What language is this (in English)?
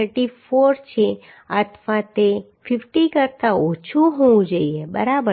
Gujarati